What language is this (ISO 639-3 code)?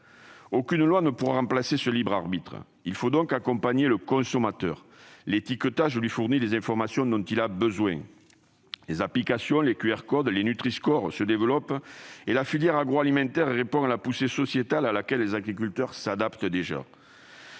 fra